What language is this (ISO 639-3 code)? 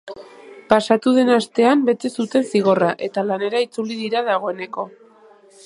eus